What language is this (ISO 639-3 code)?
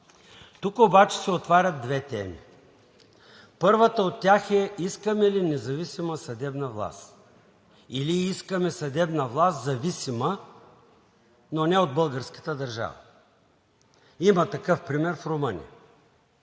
bul